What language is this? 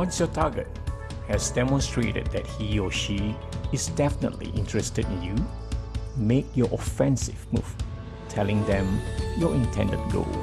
English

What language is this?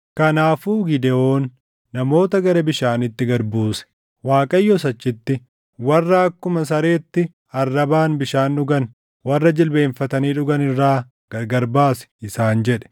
Oromo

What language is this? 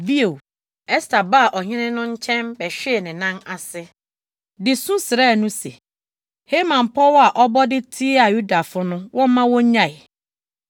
Akan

